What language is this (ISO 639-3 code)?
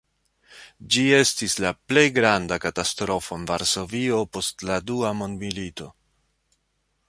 epo